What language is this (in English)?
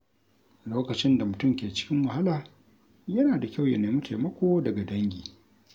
Hausa